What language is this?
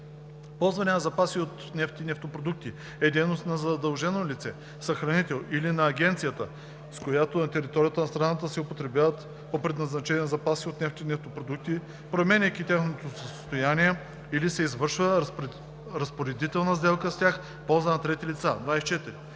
Bulgarian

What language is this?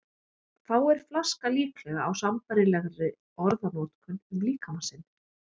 Icelandic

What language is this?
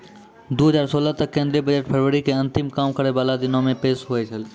Maithili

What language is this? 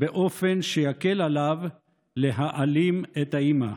Hebrew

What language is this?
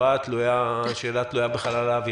Hebrew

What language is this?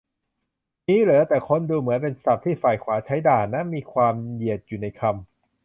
Thai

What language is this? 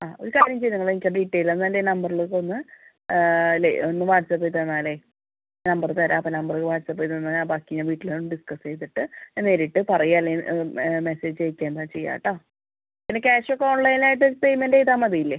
Malayalam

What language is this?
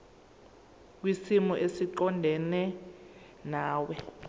Zulu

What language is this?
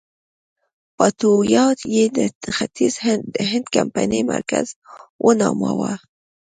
Pashto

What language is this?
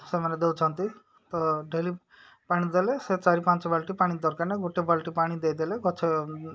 Odia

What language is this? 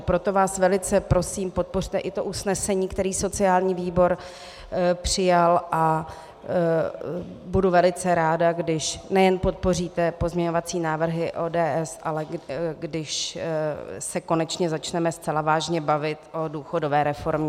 Czech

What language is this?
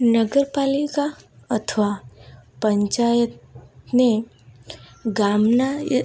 Gujarati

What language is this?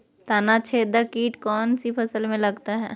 Magahi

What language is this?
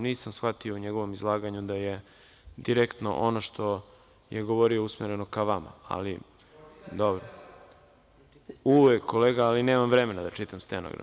Serbian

